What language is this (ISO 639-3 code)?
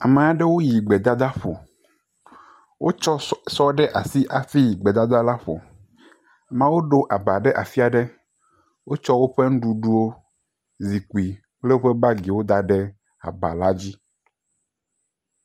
ewe